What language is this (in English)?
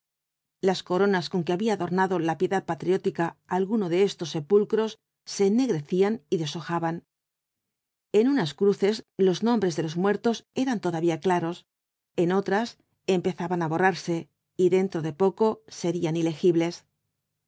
Spanish